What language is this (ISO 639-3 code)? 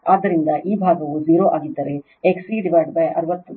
kan